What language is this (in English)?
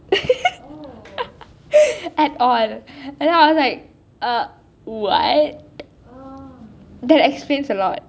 English